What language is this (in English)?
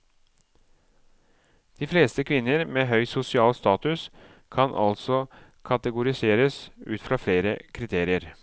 Norwegian